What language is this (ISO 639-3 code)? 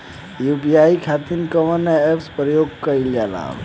bho